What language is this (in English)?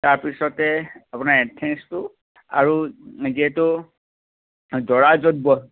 Assamese